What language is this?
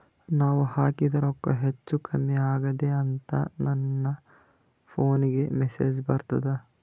Kannada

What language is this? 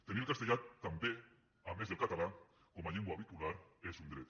Catalan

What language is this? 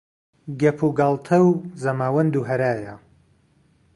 Central Kurdish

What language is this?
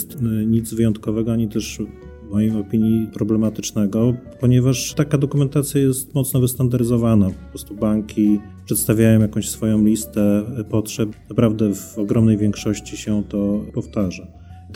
Polish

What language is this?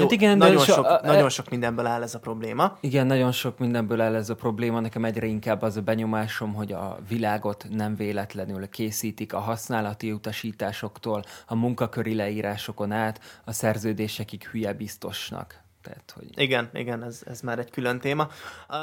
Hungarian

